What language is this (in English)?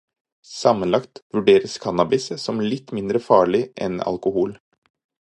Norwegian Bokmål